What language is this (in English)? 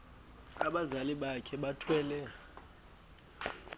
Xhosa